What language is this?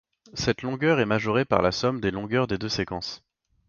French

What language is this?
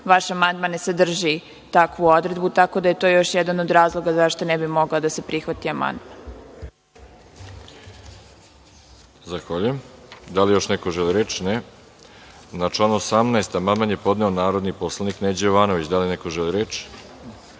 Serbian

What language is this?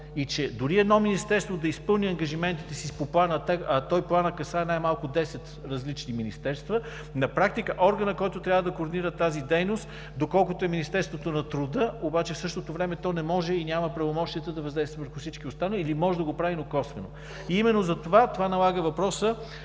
Bulgarian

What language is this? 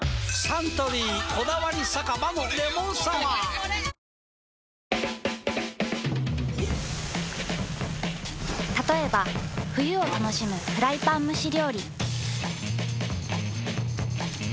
Japanese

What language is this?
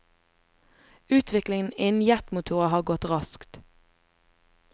Norwegian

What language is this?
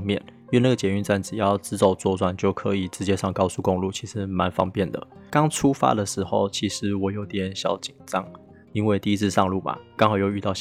Chinese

